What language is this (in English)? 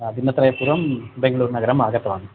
Sanskrit